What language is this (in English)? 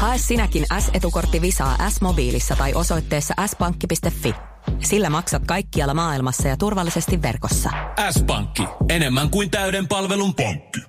Finnish